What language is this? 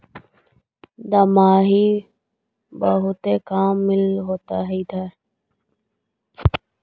Magahi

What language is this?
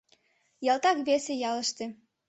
Mari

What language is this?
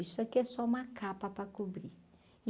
Portuguese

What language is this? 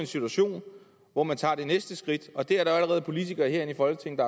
Danish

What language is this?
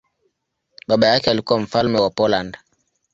Swahili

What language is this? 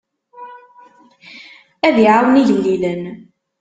Kabyle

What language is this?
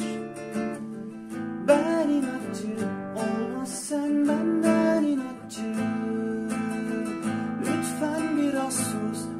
Korean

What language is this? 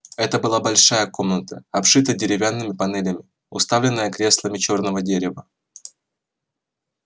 Russian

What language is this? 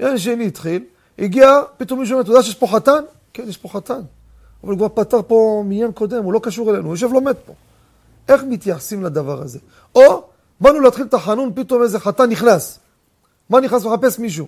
Hebrew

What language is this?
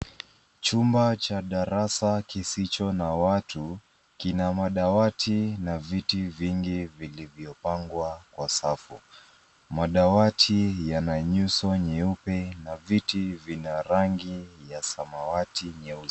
Swahili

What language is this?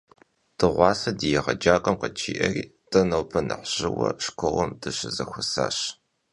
Kabardian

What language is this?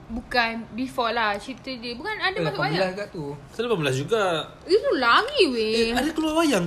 Malay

